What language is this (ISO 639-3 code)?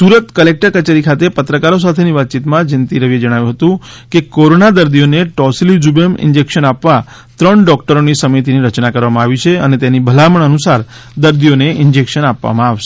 guj